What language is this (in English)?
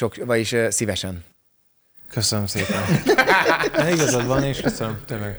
Hungarian